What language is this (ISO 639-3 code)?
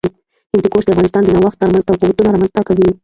pus